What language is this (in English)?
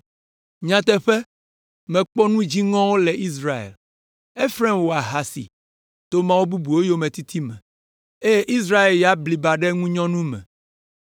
Ewe